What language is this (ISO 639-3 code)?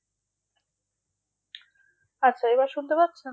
ben